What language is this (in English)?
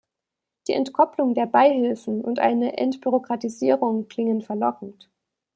German